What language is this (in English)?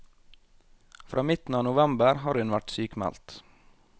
Norwegian